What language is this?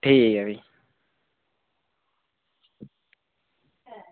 Dogri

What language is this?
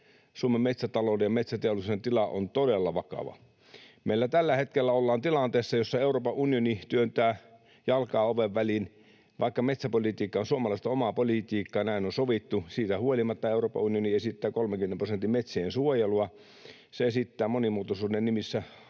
Finnish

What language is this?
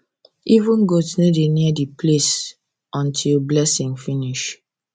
Nigerian Pidgin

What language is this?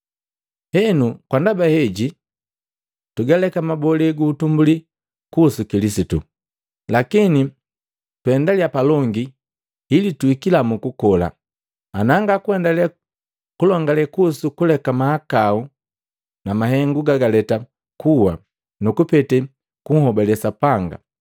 Matengo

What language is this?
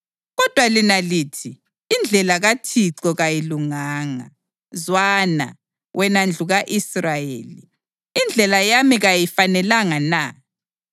North Ndebele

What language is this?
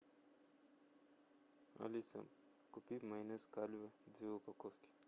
Russian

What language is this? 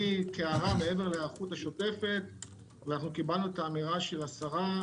Hebrew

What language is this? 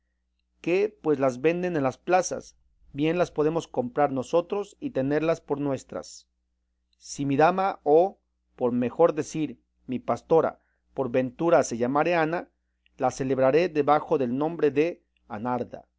Spanish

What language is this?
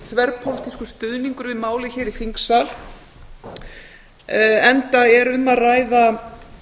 Icelandic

